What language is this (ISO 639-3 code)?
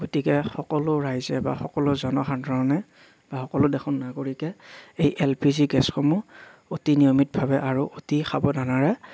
asm